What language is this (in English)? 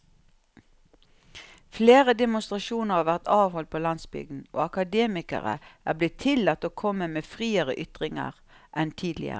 Norwegian